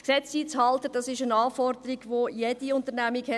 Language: Swiss German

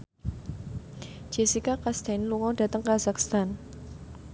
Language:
Javanese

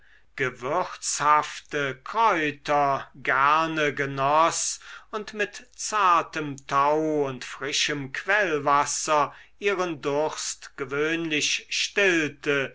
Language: German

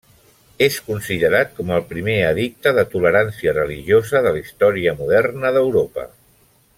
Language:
Catalan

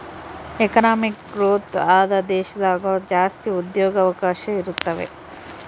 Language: Kannada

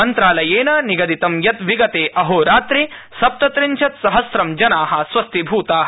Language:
Sanskrit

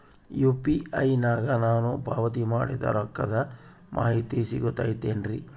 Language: Kannada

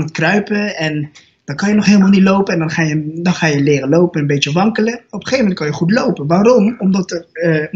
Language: Dutch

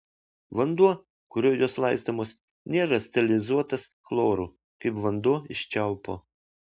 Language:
Lithuanian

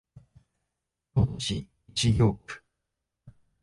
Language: Japanese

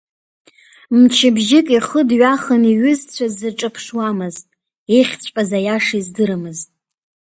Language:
Abkhazian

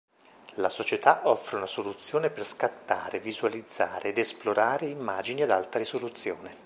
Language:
Italian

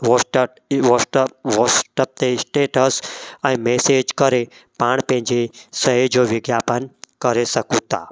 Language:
Sindhi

